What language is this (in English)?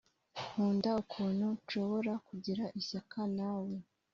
Kinyarwanda